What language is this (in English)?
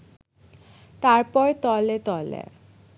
Bangla